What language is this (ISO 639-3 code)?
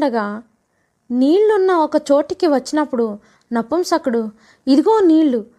tel